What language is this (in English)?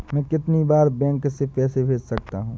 Hindi